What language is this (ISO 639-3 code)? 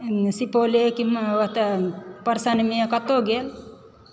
mai